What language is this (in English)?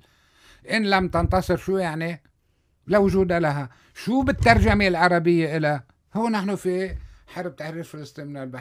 Arabic